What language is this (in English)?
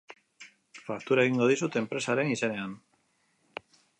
Basque